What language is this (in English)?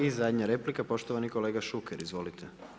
Croatian